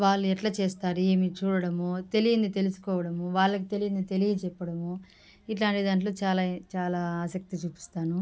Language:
Telugu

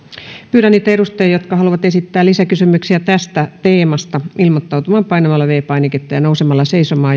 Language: Finnish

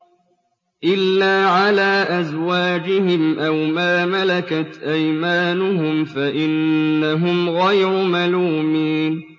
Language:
Arabic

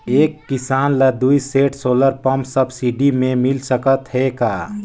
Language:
Chhattisgarhi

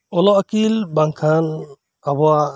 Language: Santali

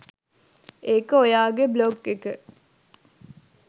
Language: Sinhala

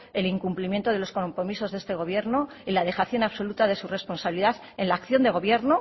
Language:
Spanish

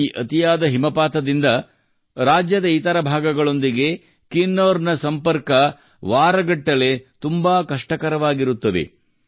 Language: Kannada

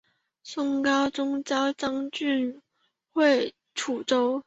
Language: Chinese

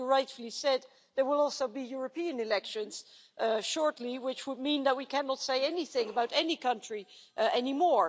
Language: English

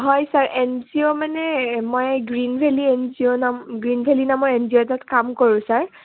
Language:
Assamese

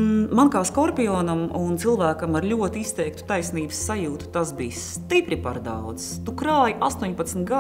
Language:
Latvian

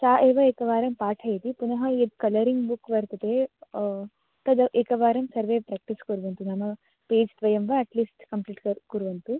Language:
Sanskrit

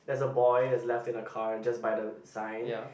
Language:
English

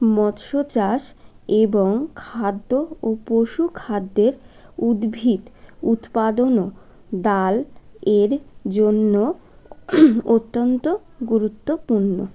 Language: Bangla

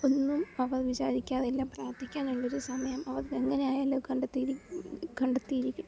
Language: Malayalam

